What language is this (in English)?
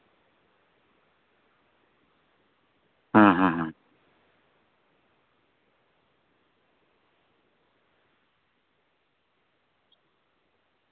Santali